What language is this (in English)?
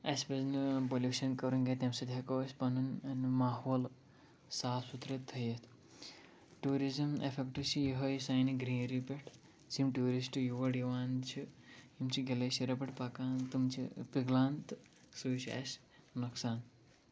Kashmiri